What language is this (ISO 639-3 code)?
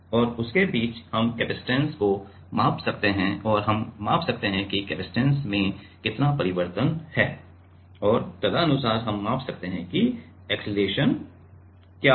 hin